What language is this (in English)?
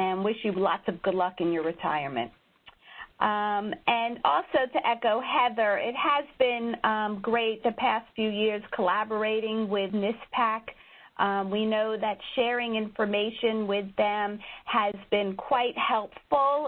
English